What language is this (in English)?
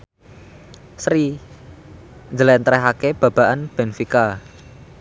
Javanese